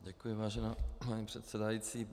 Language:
Czech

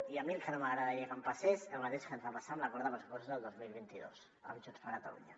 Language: Catalan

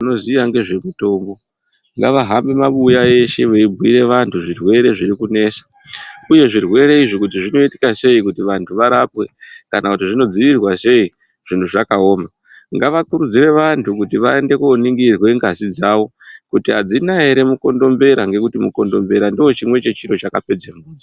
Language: Ndau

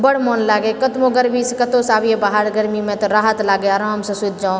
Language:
Maithili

